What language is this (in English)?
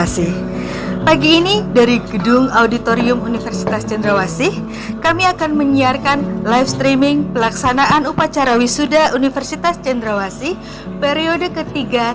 Indonesian